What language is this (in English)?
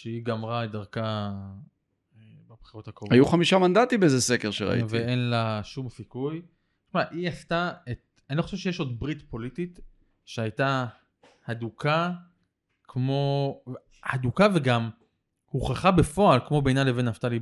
Hebrew